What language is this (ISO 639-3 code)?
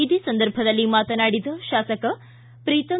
kan